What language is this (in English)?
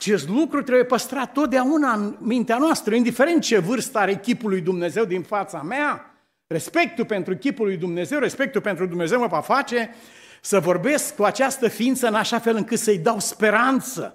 Romanian